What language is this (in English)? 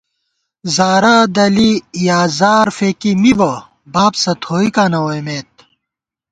Gawar-Bati